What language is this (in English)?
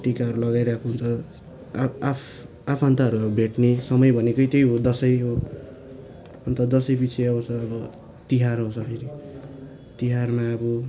Nepali